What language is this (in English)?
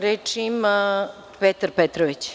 Serbian